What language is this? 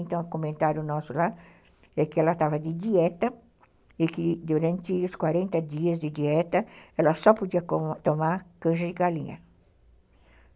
Portuguese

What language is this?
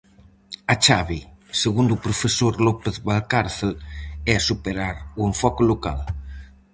Galician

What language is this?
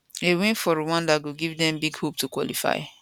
Nigerian Pidgin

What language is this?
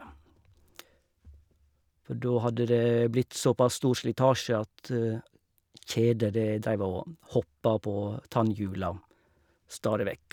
Norwegian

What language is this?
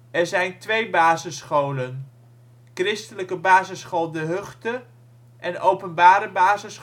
Dutch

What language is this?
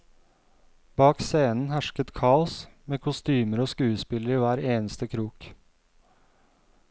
Norwegian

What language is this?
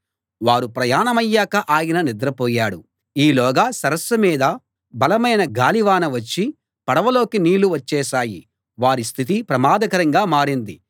Telugu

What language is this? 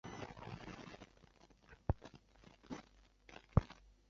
Chinese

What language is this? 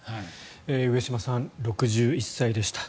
Japanese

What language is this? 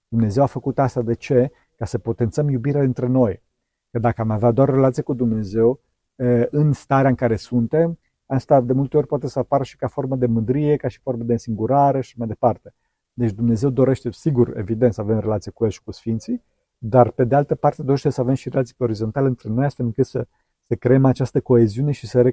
Romanian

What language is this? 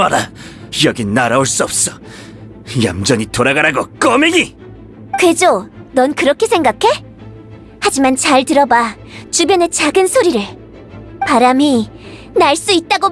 Korean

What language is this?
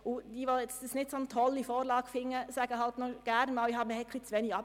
Swiss German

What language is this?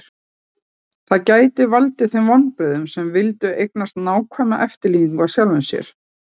Icelandic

